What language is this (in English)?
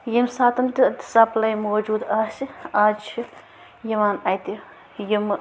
Kashmiri